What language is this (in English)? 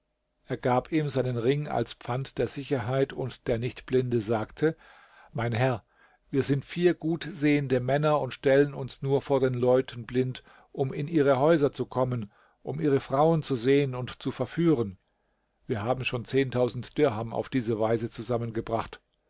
German